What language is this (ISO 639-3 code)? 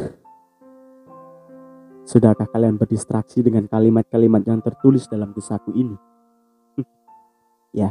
ind